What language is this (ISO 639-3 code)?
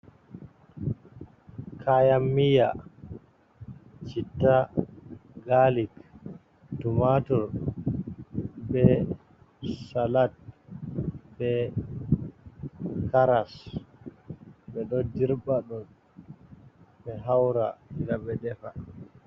ful